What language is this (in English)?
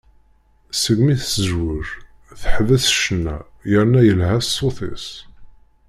Kabyle